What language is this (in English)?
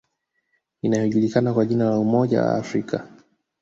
Swahili